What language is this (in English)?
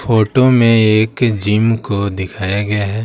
Hindi